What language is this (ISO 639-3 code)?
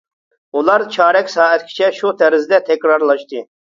uig